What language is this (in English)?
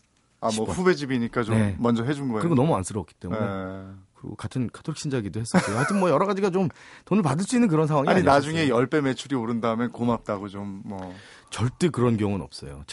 Korean